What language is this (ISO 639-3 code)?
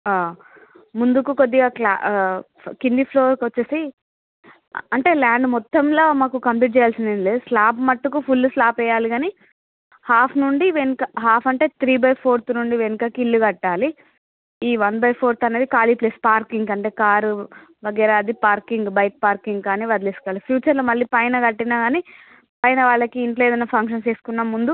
tel